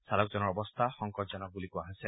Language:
Assamese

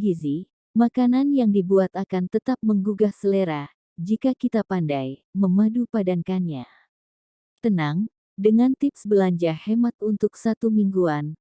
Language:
Indonesian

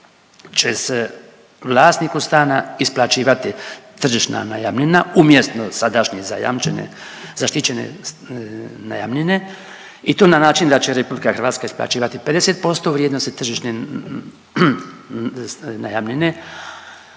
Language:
Croatian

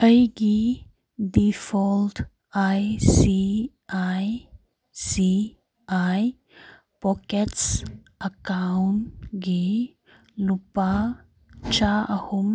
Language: Manipuri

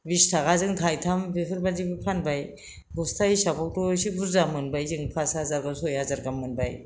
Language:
Bodo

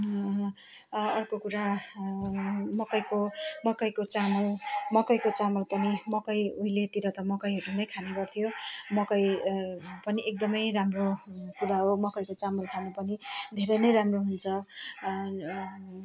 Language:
Nepali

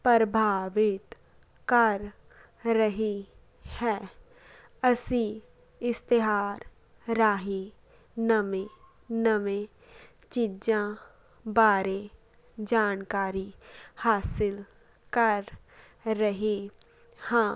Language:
Punjabi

